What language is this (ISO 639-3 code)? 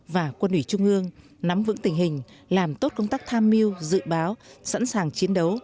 vie